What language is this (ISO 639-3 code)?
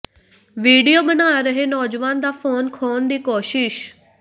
pan